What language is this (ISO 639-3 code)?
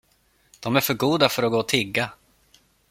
swe